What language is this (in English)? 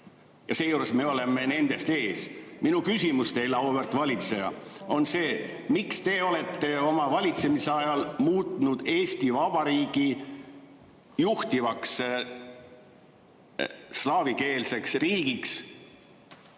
Estonian